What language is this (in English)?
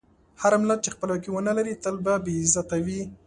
Pashto